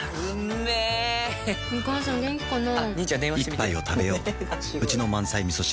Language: Japanese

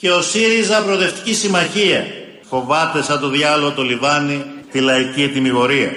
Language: Greek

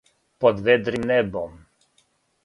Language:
Serbian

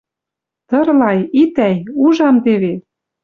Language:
Western Mari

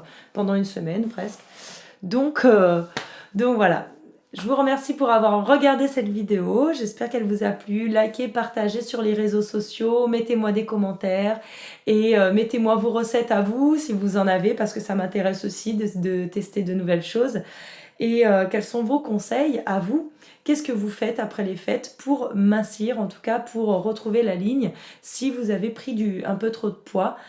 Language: French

